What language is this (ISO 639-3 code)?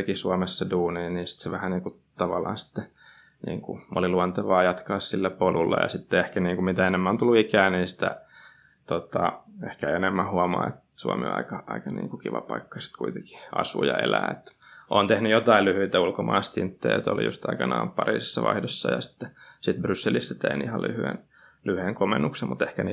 fin